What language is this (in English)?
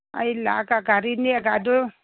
Manipuri